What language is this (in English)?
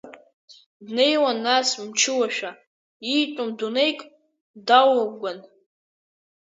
Abkhazian